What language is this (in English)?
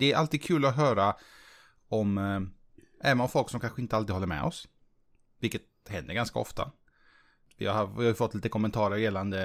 Swedish